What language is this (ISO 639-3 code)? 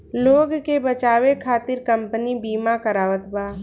bho